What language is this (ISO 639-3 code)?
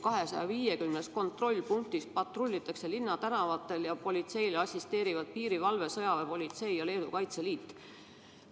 est